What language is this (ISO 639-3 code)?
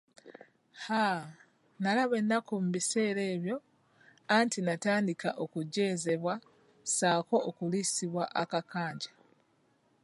lug